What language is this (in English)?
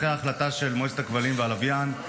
Hebrew